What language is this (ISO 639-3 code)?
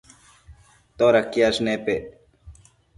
mcf